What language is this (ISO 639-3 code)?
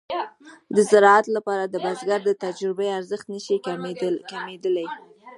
pus